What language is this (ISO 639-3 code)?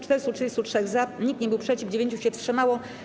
pol